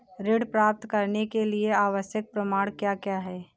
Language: Hindi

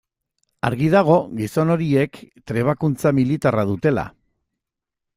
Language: Basque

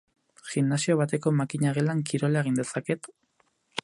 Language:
Basque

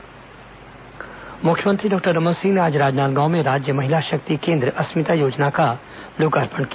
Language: Hindi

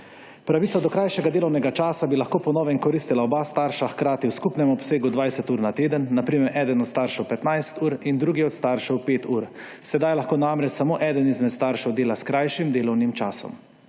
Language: Slovenian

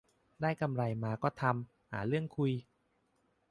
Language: Thai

